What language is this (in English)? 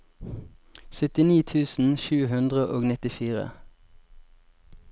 Norwegian